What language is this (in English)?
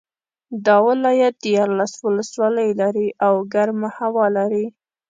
Pashto